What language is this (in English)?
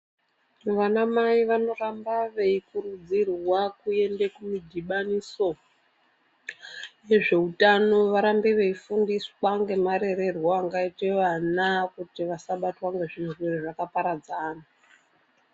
Ndau